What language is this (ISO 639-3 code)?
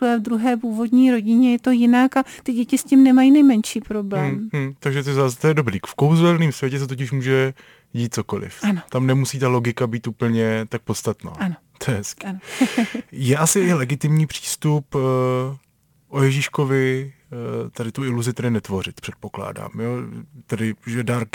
ces